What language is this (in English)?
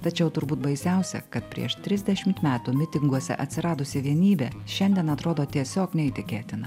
Lithuanian